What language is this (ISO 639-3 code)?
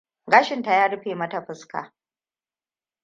hau